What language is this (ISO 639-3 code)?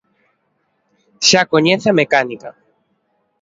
glg